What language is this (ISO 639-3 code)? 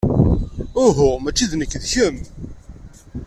kab